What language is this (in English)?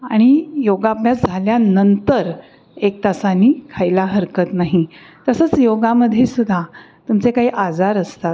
Marathi